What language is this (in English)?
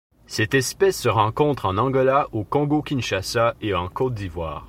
French